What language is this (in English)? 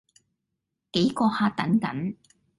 Cantonese